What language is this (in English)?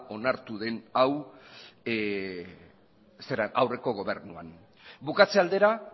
Basque